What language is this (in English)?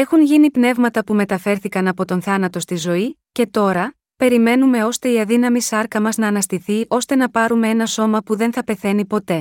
Greek